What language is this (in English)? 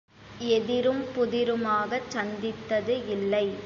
Tamil